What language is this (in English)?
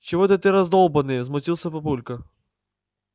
Russian